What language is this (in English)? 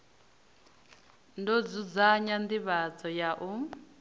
Venda